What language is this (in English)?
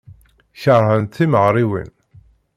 Kabyle